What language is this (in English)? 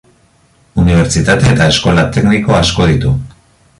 Basque